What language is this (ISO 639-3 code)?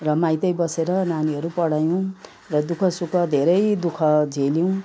nep